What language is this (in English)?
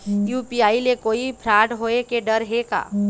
Chhattisgarhi